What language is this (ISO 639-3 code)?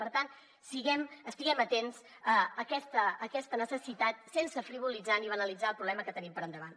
cat